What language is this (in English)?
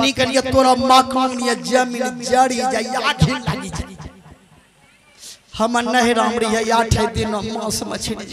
Hindi